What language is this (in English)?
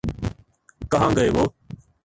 Urdu